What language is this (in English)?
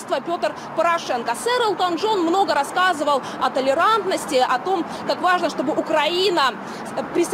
Russian